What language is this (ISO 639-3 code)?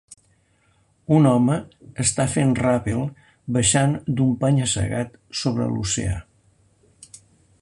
cat